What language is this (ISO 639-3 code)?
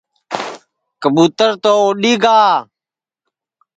ssi